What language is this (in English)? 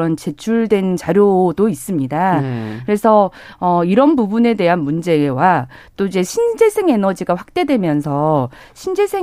Korean